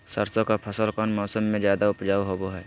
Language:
Magahi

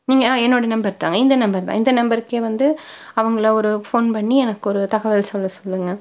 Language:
Tamil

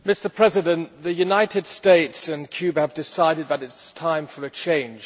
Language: English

